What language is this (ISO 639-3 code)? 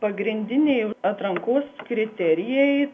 lit